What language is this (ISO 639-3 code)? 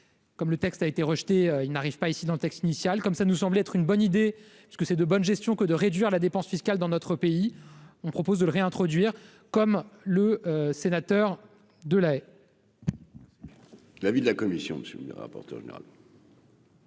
fra